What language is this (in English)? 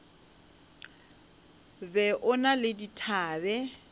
Northern Sotho